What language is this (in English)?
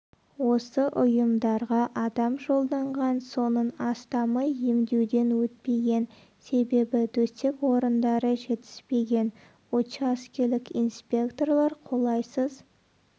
Kazakh